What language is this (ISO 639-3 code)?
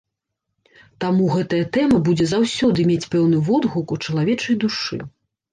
bel